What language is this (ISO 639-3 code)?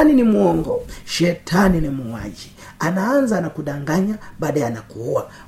swa